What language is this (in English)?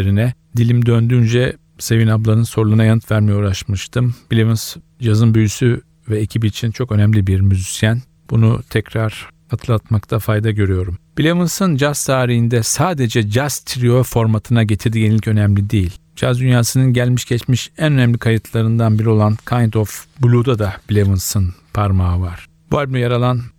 Turkish